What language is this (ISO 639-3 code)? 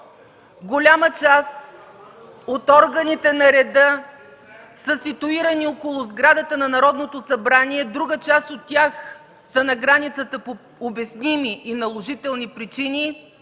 bul